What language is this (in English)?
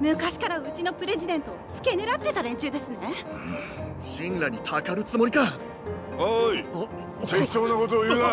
Japanese